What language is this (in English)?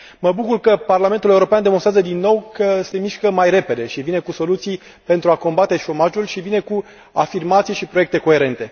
Romanian